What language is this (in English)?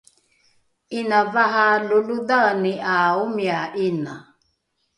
Rukai